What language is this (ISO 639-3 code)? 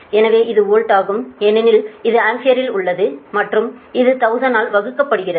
tam